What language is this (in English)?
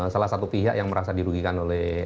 Indonesian